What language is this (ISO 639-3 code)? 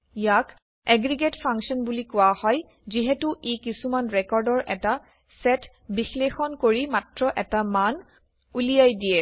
asm